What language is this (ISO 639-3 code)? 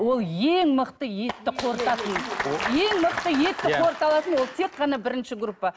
kaz